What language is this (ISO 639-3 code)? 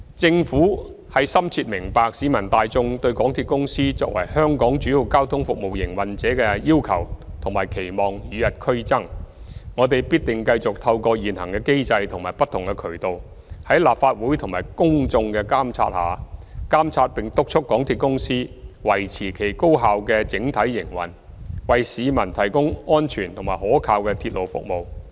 yue